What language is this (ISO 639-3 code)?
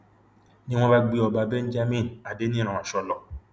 yor